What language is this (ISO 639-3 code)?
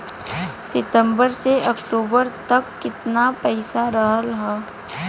bho